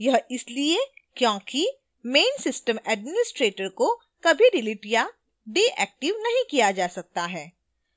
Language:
Hindi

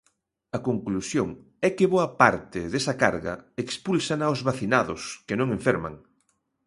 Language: Galician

